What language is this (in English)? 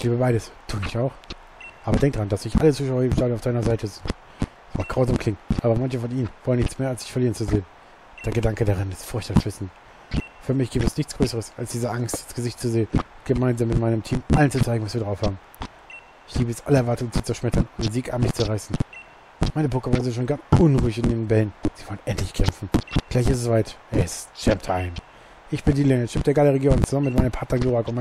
German